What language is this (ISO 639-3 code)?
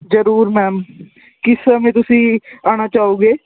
pan